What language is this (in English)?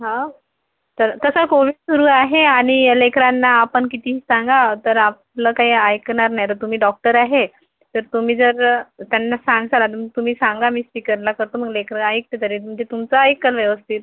Marathi